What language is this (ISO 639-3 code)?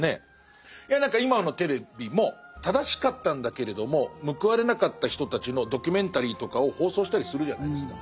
jpn